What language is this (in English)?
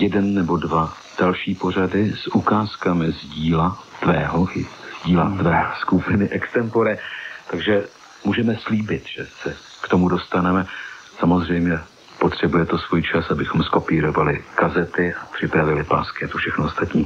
Czech